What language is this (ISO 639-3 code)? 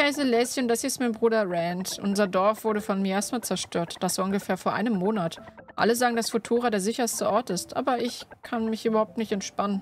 deu